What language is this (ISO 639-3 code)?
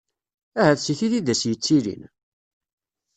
kab